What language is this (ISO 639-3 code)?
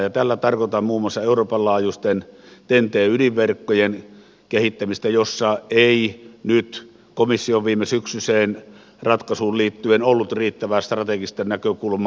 fin